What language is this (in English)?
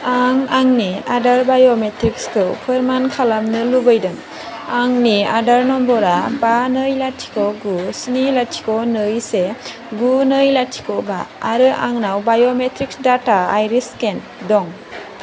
Bodo